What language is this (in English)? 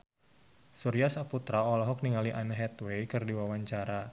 Sundanese